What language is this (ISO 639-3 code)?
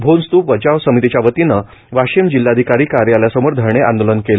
mar